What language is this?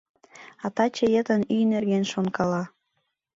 Mari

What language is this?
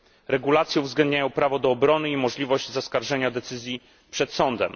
Polish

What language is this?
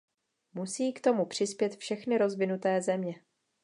Czech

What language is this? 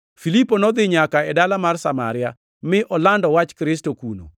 Luo (Kenya and Tanzania)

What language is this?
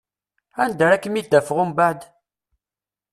Kabyle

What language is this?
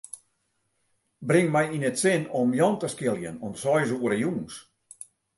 Western Frisian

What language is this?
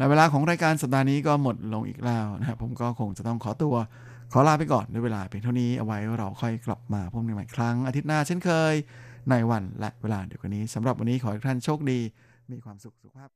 Thai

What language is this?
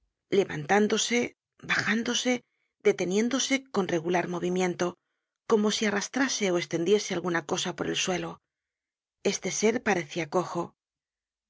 Spanish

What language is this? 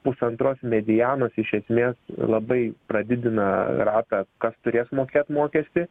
Lithuanian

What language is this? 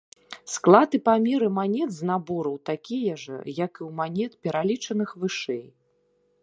Belarusian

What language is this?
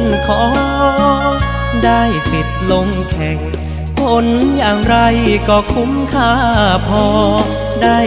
Thai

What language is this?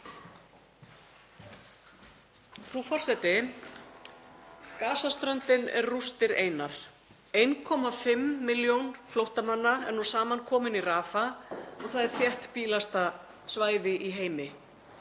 Icelandic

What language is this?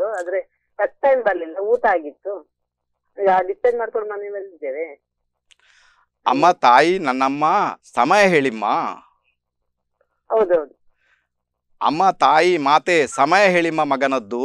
Kannada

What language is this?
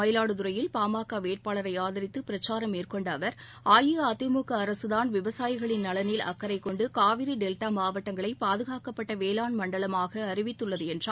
Tamil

